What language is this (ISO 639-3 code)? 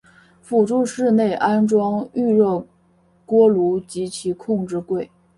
zho